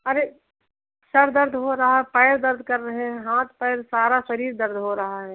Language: Hindi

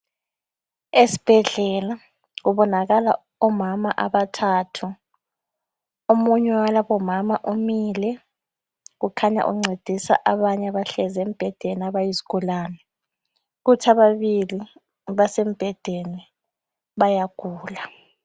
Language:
North Ndebele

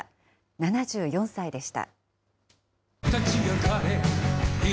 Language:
Japanese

